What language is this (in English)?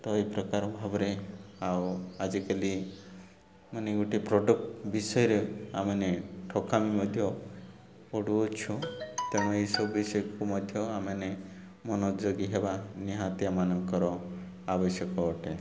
Odia